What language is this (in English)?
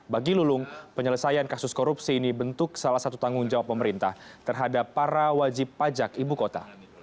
Indonesian